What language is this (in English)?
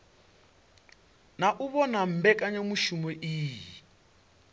Venda